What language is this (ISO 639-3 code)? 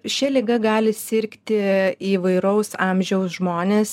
lit